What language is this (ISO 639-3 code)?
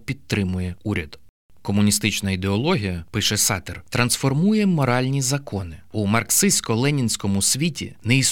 ukr